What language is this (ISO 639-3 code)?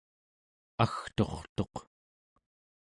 esu